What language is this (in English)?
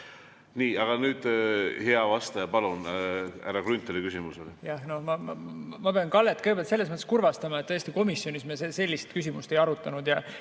Estonian